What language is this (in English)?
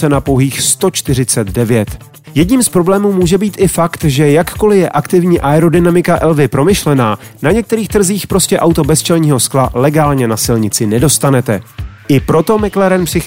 Czech